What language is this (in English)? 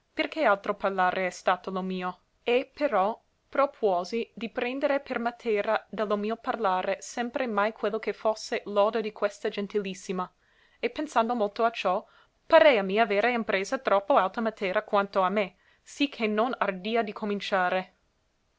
Italian